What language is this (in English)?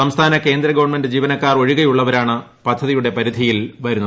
Malayalam